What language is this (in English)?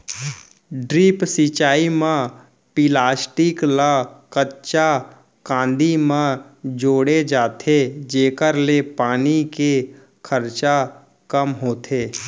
Chhattisgarhi